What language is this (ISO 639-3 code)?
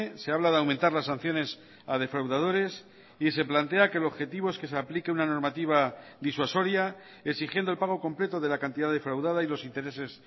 spa